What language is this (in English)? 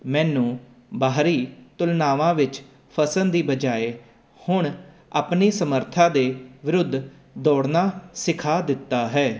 Punjabi